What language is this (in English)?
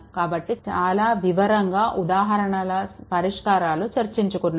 Telugu